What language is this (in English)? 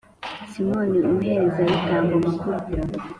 Kinyarwanda